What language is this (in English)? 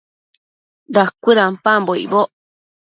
Matsés